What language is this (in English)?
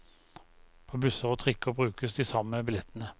Norwegian